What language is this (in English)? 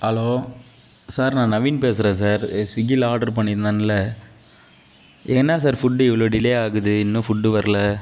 Tamil